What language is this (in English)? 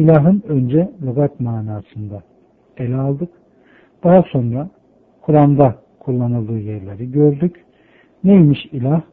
Turkish